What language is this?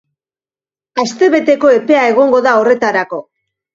Basque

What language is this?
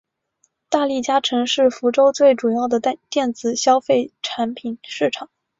Chinese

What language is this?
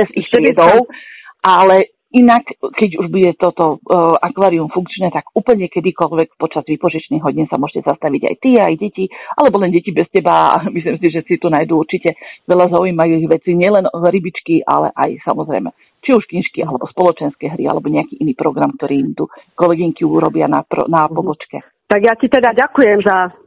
Slovak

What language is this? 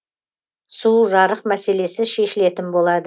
Kazakh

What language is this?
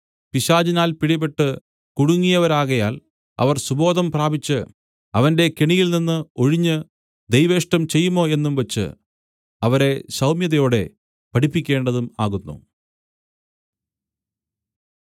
Malayalam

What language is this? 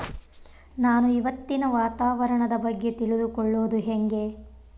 Kannada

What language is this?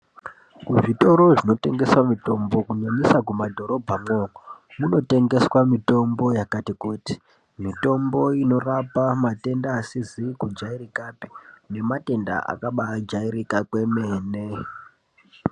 Ndau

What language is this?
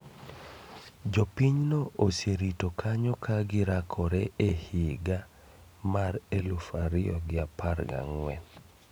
Luo (Kenya and Tanzania)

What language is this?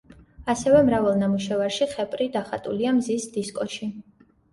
Georgian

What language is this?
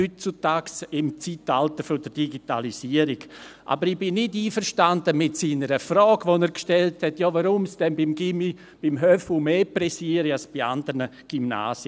Swiss German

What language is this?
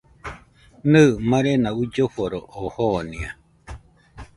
Nüpode Huitoto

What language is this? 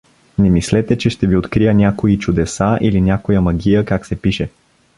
Bulgarian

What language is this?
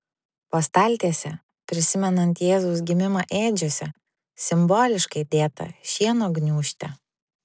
Lithuanian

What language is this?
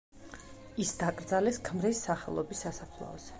Georgian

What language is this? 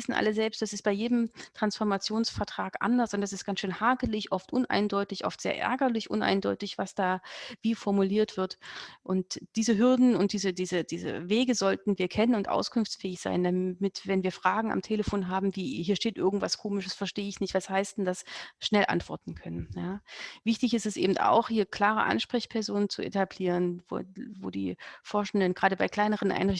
German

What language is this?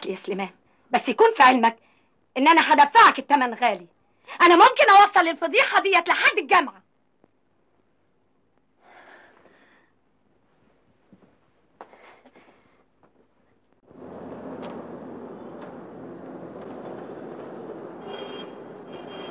Arabic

